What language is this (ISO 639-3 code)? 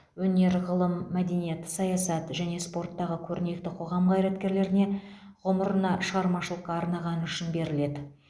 kaz